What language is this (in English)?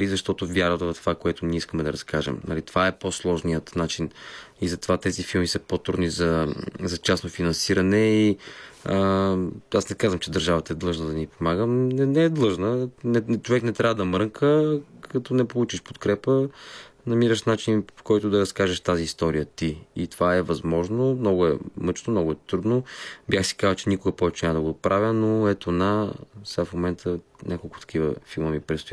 Bulgarian